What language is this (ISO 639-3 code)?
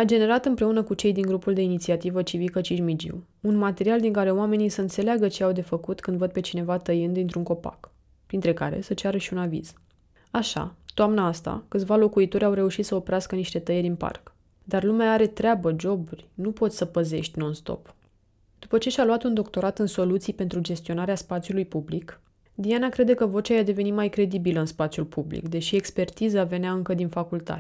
ron